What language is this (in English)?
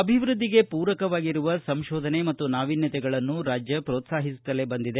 Kannada